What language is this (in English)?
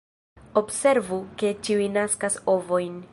Esperanto